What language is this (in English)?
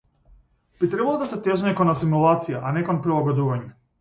Macedonian